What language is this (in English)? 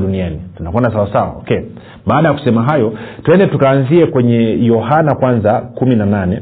Swahili